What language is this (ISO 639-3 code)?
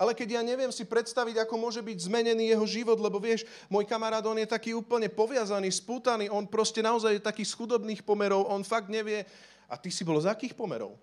slk